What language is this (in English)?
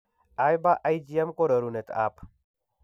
Kalenjin